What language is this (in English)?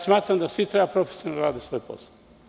Serbian